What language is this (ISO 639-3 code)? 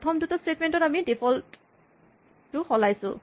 asm